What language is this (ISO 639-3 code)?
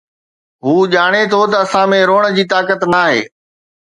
snd